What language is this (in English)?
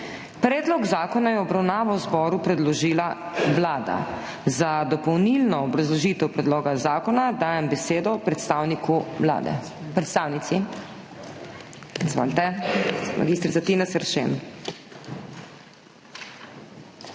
Slovenian